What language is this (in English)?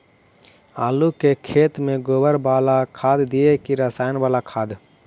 Magahi